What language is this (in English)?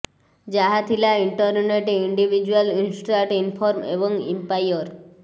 Odia